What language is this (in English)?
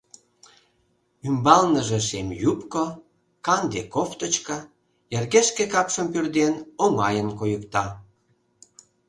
Mari